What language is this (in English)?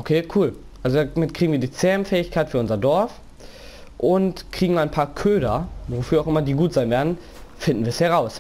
German